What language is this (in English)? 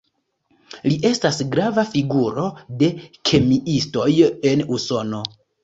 Esperanto